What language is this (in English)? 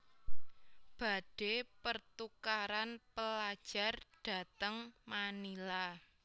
Javanese